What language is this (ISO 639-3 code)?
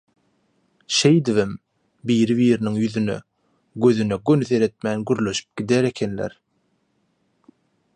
tuk